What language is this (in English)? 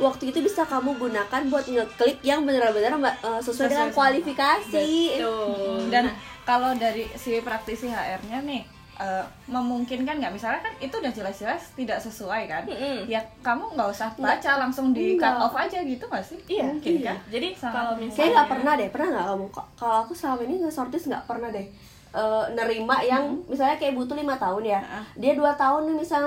Indonesian